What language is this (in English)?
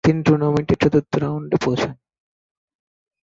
Bangla